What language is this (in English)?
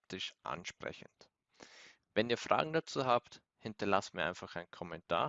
German